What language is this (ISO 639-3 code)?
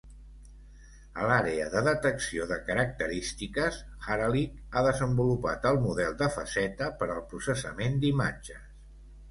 cat